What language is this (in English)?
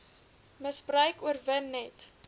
Afrikaans